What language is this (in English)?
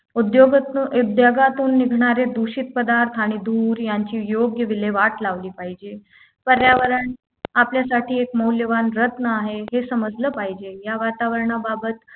Marathi